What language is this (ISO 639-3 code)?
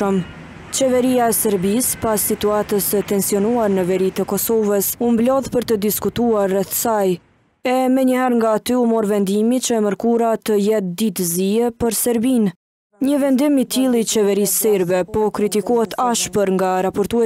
ron